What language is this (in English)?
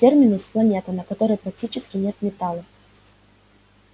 Russian